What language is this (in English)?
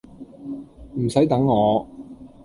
Cantonese